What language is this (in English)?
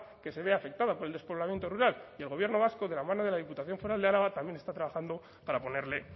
Spanish